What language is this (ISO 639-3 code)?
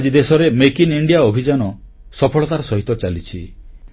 ori